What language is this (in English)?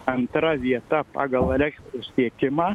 Lithuanian